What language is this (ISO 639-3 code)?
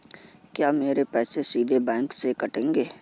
hin